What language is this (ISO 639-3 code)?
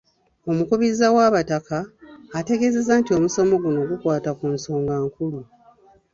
lug